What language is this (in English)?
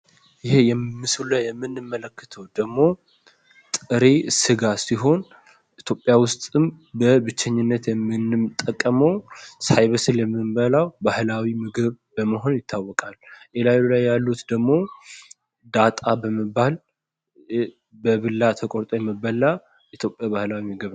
Amharic